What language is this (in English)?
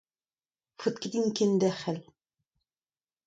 Breton